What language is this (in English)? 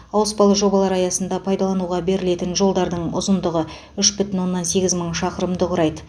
Kazakh